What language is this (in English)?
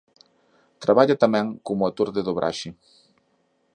Galician